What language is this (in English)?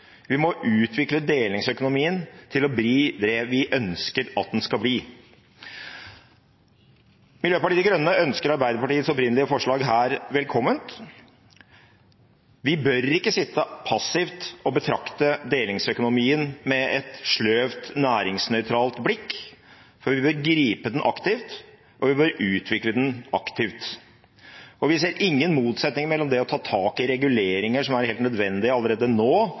Norwegian Bokmål